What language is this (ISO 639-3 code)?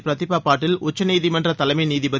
tam